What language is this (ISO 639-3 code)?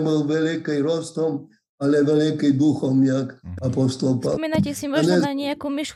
slk